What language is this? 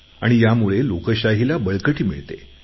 Marathi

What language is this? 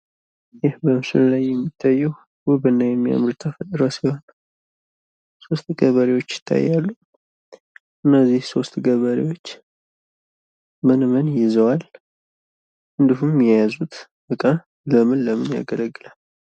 Amharic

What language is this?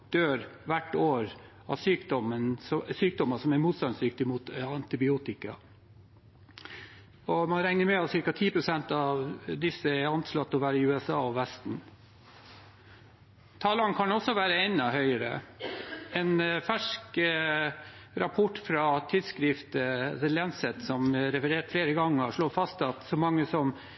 Norwegian Bokmål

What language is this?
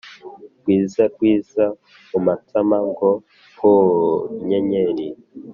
Kinyarwanda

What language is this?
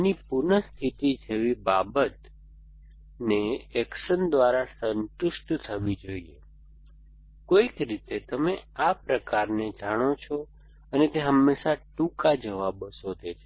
Gujarati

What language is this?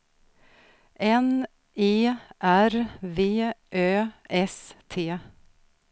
Swedish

